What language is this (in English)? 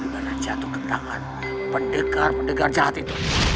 Indonesian